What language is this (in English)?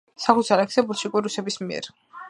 Georgian